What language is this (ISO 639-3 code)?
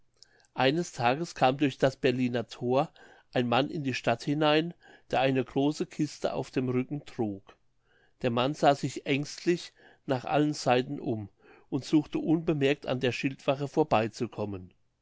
deu